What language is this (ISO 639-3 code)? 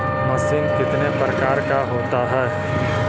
mag